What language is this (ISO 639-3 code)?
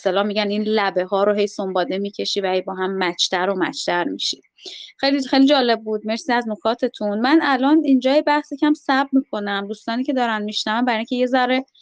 fas